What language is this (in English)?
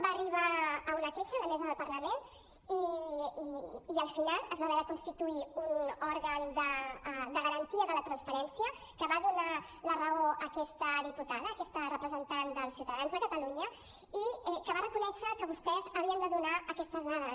Catalan